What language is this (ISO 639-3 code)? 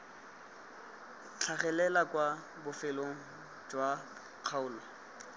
tsn